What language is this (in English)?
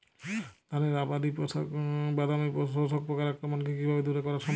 Bangla